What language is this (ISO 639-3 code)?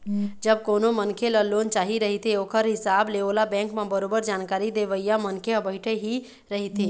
hne